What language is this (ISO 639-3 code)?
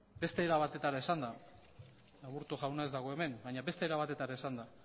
eus